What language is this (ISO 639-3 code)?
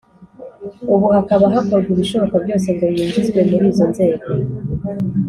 kin